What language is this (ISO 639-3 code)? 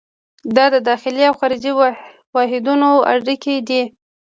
pus